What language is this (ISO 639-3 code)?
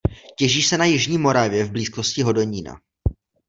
ces